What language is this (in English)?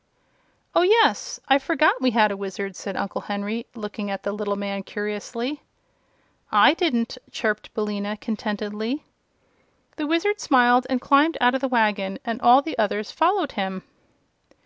English